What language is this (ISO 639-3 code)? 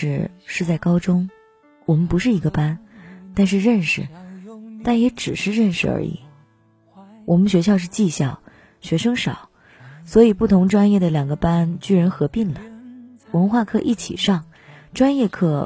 zho